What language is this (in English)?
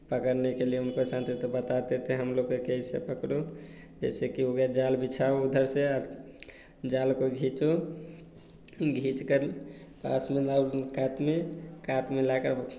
Hindi